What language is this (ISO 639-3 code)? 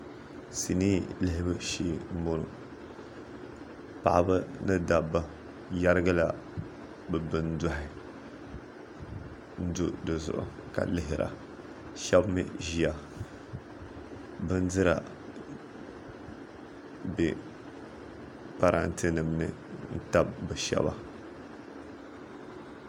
dag